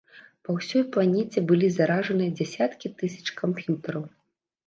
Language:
Belarusian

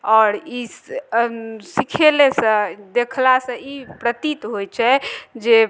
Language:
Maithili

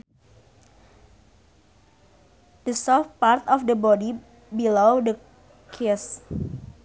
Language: Sundanese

